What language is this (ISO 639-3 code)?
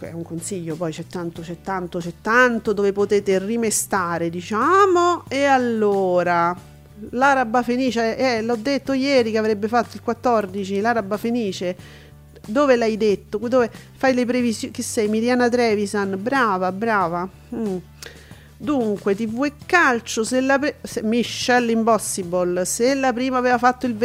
ita